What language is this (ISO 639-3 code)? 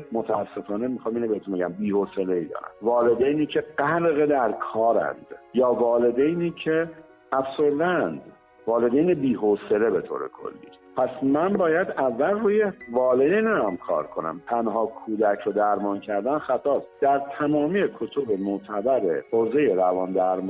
fas